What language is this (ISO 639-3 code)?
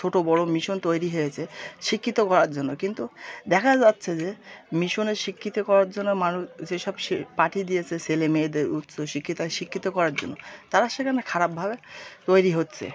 ben